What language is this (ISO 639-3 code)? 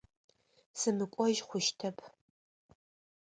ady